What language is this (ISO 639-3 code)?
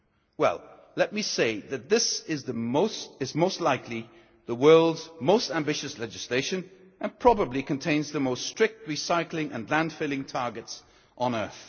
eng